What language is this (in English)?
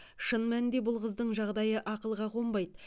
Kazakh